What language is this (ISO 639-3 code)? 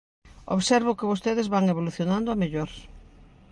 glg